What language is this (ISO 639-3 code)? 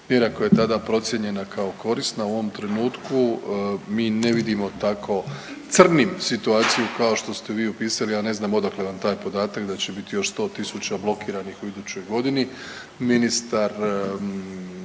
hrv